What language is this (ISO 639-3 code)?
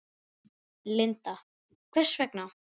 isl